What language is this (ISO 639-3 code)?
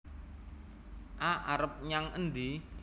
jav